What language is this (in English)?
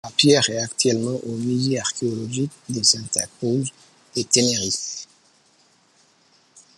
French